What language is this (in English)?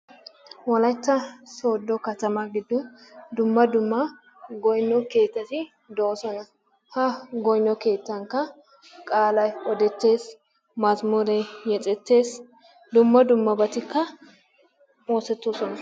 Wolaytta